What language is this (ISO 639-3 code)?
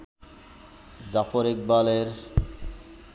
ben